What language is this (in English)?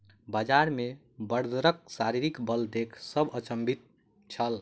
Maithili